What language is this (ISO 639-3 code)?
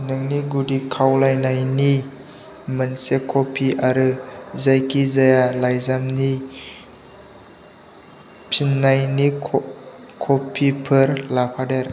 brx